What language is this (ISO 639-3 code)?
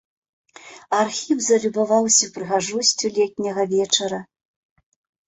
bel